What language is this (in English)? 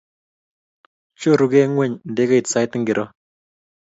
Kalenjin